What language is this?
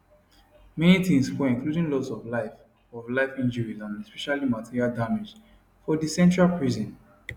Nigerian Pidgin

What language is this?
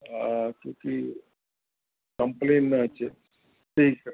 Sindhi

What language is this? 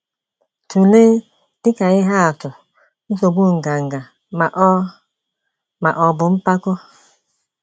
Igbo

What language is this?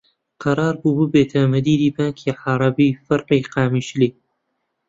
Central Kurdish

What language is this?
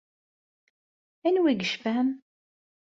Kabyle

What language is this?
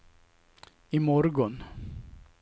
Swedish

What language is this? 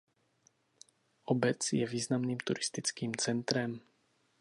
Czech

